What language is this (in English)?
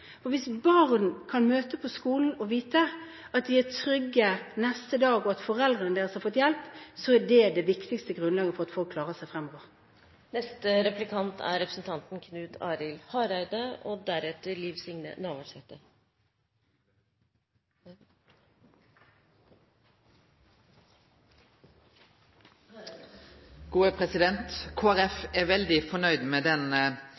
Norwegian